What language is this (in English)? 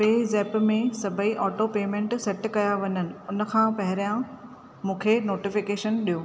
Sindhi